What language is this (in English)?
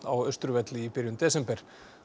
Icelandic